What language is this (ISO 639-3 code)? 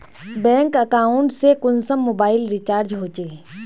mag